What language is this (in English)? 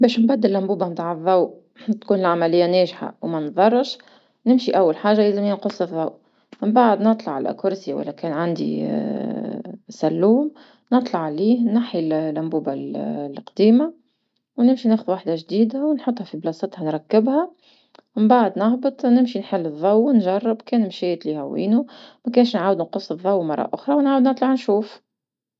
Tunisian Arabic